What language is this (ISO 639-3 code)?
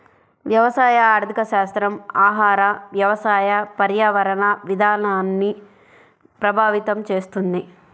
tel